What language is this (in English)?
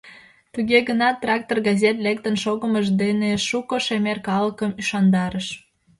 Mari